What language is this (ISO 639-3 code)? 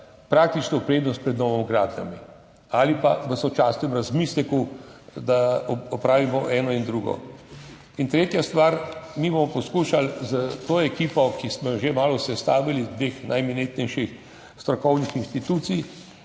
slv